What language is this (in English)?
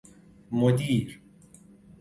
Persian